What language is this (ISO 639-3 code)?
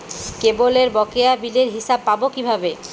ben